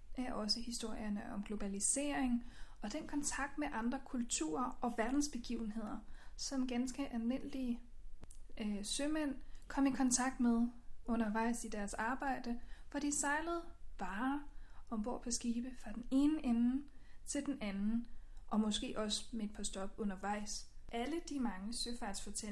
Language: Danish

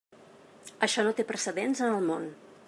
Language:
Catalan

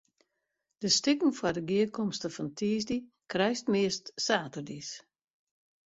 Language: Western Frisian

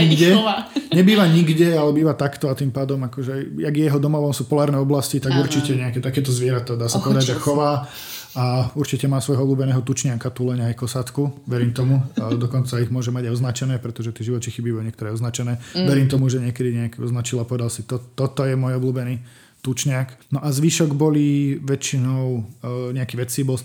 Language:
Slovak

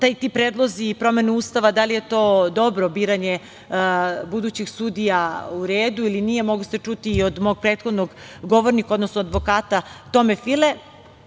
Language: Serbian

